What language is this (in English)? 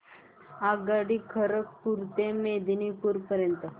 Marathi